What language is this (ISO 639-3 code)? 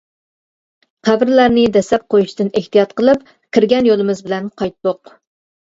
uig